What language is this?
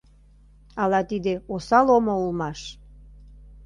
Mari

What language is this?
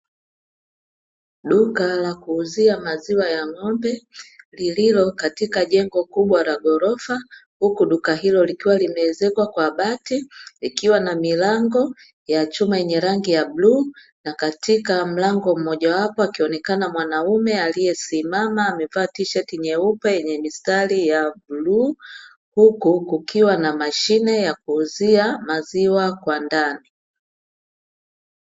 Swahili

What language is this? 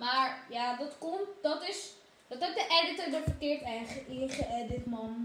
Dutch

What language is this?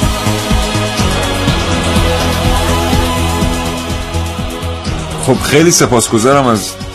Persian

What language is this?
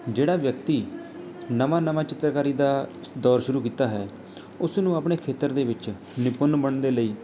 Punjabi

